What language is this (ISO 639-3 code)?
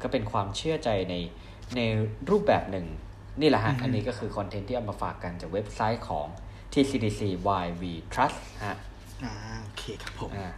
tha